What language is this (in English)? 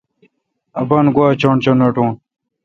Kalkoti